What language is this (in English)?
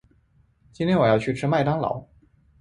Chinese